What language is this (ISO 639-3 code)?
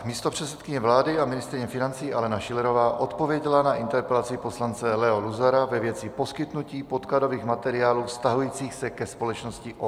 ces